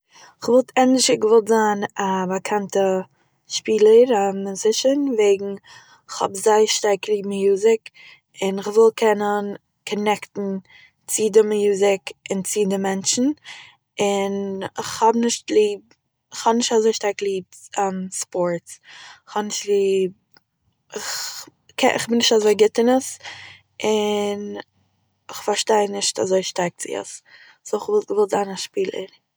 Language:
Yiddish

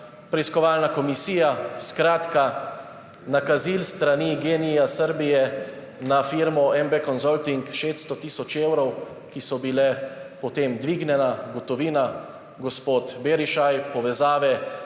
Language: Slovenian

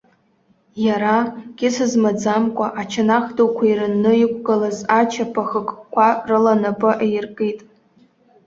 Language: Abkhazian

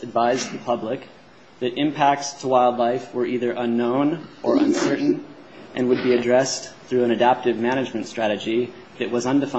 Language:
English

